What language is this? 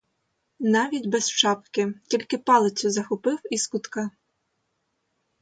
Ukrainian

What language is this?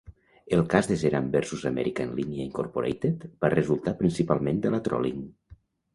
Catalan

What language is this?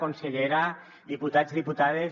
Catalan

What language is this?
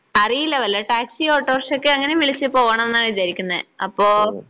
Malayalam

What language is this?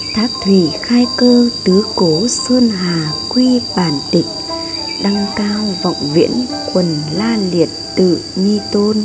Vietnamese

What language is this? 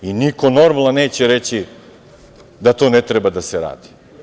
Serbian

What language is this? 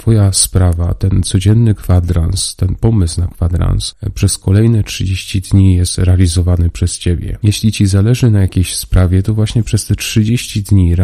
Polish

